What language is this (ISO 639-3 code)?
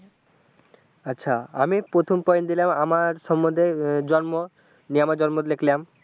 ben